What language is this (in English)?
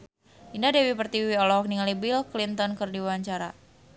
Sundanese